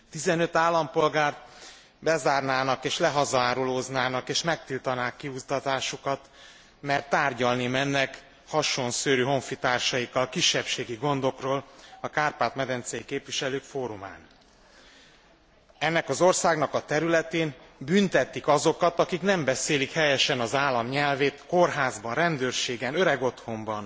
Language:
Hungarian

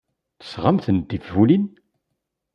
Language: Kabyle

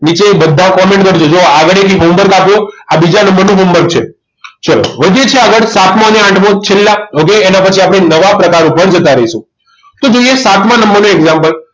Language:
Gujarati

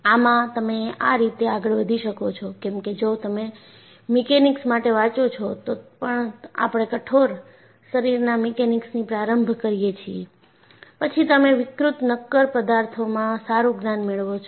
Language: Gujarati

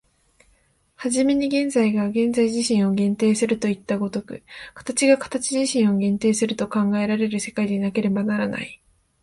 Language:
Japanese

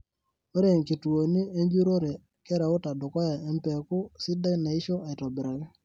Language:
Masai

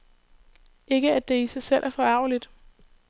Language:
Danish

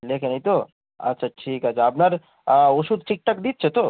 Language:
Bangla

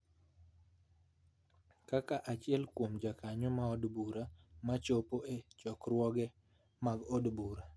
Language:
Luo (Kenya and Tanzania)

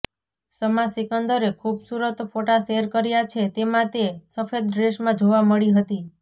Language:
Gujarati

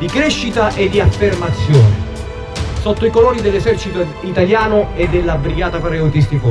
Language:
Italian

